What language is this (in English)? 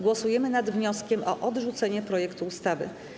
Polish